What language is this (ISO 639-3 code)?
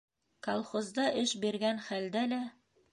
bak